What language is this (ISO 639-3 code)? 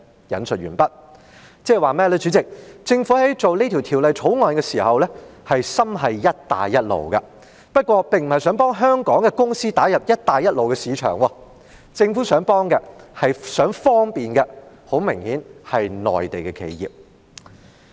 yue